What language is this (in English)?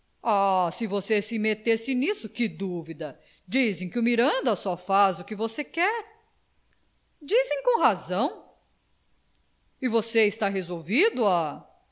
Portuguese